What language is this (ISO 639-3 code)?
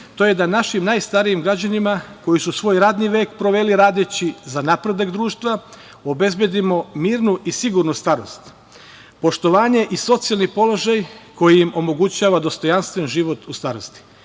srp